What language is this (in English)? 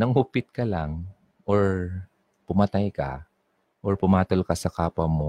Filipino